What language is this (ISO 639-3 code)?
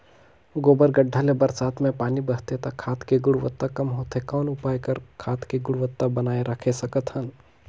hne